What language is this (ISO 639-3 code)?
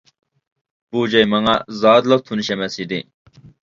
uig